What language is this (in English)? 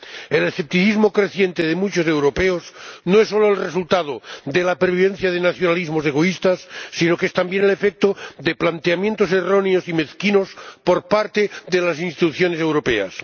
Spanish